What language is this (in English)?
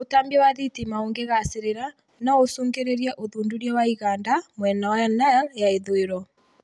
Kikuyu